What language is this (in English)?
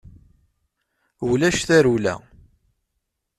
Kabyle